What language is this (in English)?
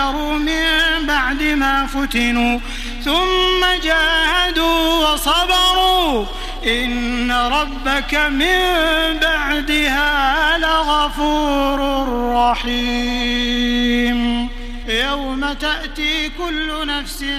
Arabic